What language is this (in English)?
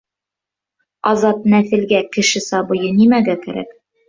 Bashkir